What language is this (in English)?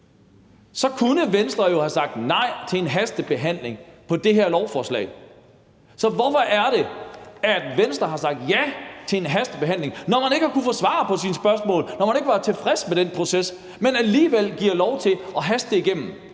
Danish